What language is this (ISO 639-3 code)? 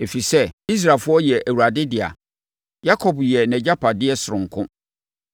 aka